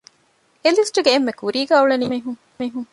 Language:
Divehi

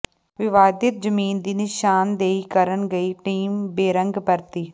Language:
Punjabi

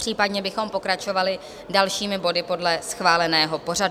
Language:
Czech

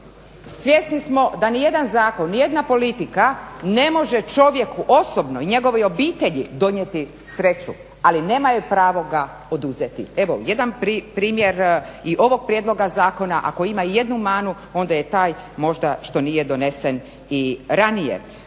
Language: Croatian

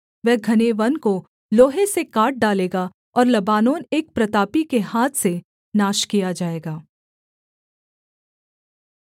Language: Hindi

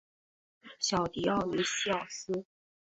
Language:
Chinese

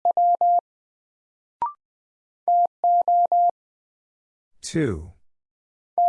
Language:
English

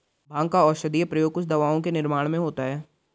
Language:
Hindi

